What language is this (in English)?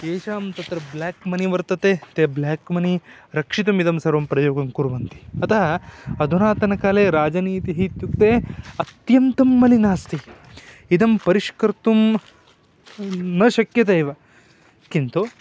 Sanskrit